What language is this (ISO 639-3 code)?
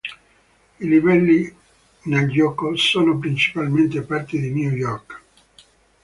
ita